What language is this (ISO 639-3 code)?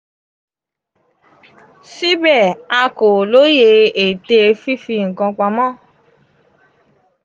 yor